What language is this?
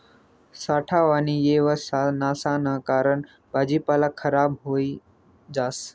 Marathi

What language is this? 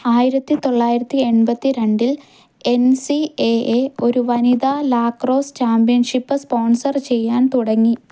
Malayalam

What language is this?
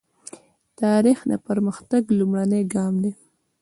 Pashto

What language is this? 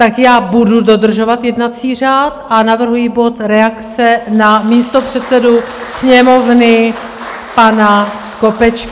Czech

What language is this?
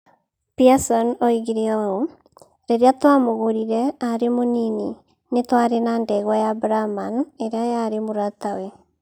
Kikuyu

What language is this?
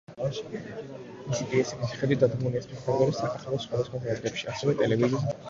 Georgian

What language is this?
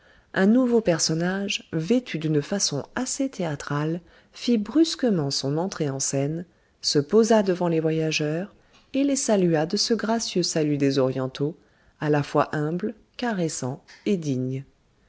French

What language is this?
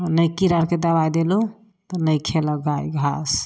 Maithili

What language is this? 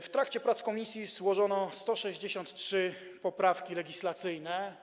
Polish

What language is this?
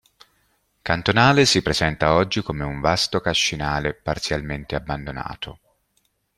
Italian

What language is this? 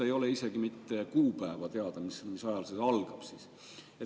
Estonian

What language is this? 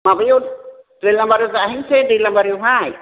Bodo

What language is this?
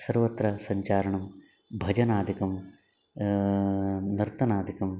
Sanskrit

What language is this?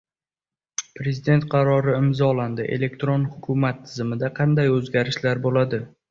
Uzbek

